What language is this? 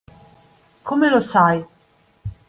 Italian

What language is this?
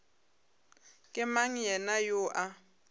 Northern Sotho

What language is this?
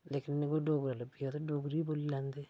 Dogri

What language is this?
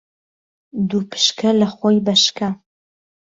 Central Kurdish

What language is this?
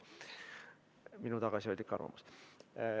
Estonian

